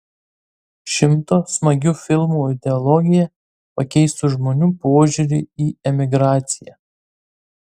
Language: Lithuanian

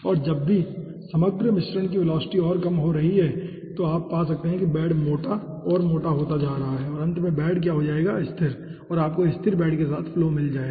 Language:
Hindi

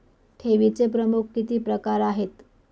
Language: Marathi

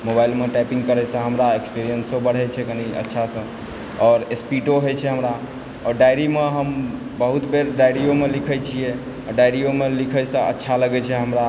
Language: Maithili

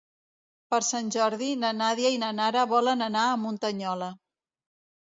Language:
Catalan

